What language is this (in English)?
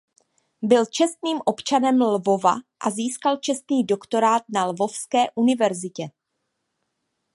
Czech